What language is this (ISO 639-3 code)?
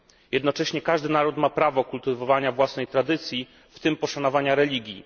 pol